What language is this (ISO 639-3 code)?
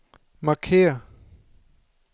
dan